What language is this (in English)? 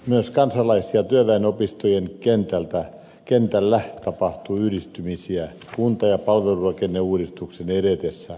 Finnish